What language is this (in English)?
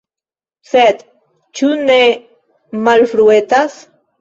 Esperanto